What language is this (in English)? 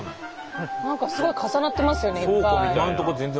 Japanese